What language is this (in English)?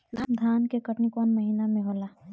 Bhojpuri